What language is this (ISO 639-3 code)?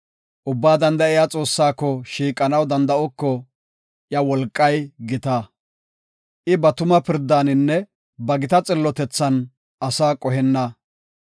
gof